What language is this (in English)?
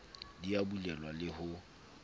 Southern Sotho